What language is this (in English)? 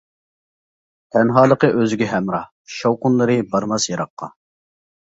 Uyghur